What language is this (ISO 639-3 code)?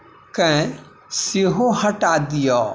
mai